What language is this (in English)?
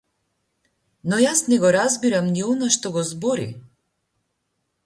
Macedonian